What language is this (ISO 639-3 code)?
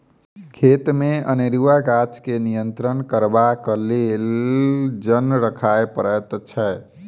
mai